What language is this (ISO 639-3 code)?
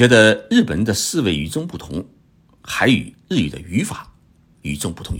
zho